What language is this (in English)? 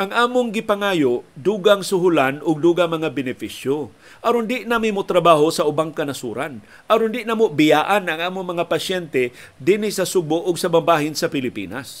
Filipino